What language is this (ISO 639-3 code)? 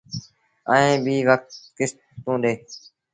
sbn